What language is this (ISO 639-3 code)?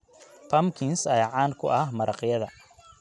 som